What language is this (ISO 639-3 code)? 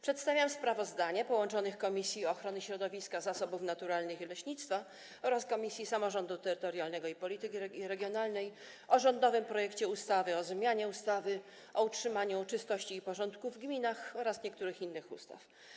pol